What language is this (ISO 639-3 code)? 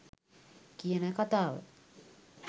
sin